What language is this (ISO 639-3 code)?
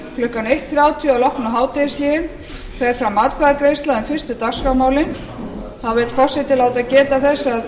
isl